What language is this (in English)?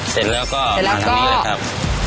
Thai